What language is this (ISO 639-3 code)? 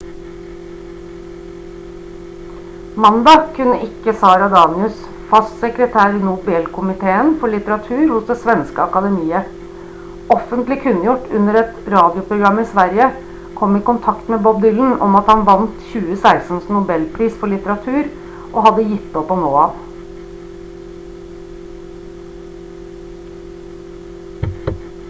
nob